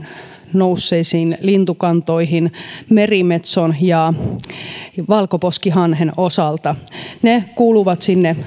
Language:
Finnish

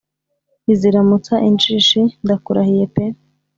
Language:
Kinyarwanda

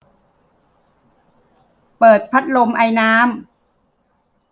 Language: Thai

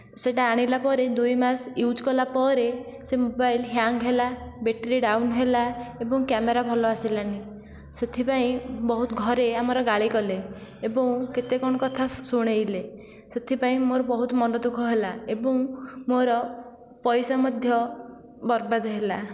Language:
Odia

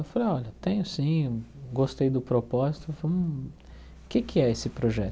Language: Portuguese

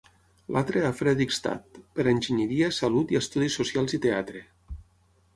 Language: Catalan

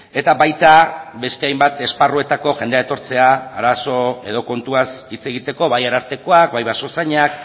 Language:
Basque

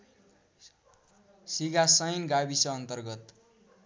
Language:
Nepali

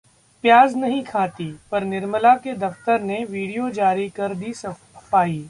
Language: Hindi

